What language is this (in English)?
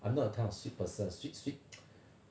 English